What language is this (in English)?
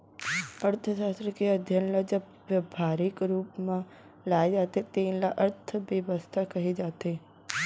Chhattisgarhi